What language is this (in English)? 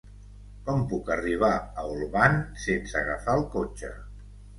Catalan